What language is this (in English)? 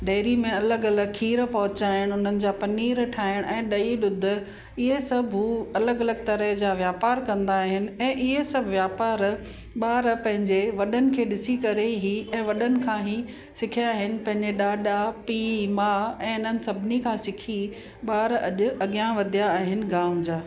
Sindhi